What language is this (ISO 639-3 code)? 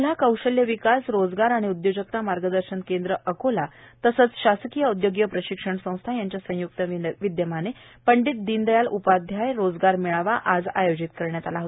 mar